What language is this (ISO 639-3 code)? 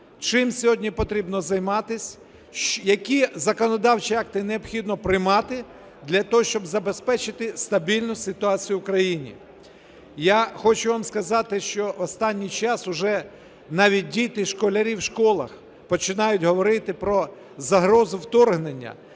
ukr